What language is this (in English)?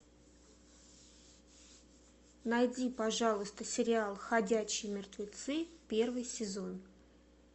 Russian